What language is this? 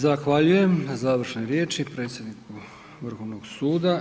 Croatian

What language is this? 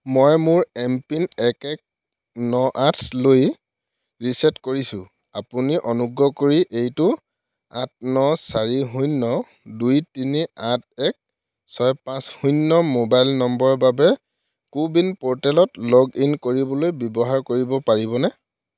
Assamese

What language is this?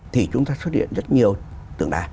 Vietnamese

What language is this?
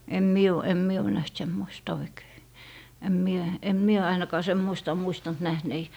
Finnish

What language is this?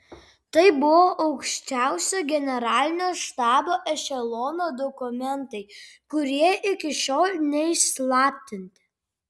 Lithuanian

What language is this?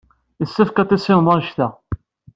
Kabyle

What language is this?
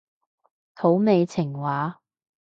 Cantonese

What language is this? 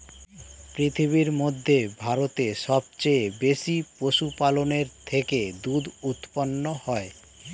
Bangla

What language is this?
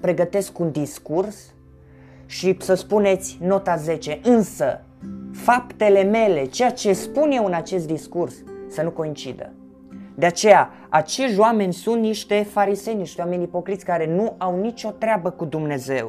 Romanian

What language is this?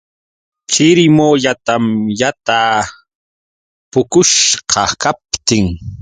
Yauyos Quechua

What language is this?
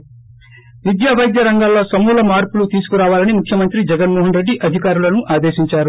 Telugu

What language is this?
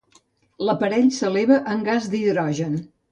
Catalan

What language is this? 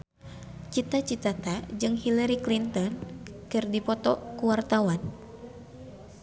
Sundanese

